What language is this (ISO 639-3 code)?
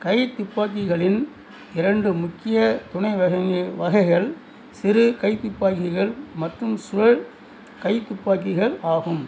tam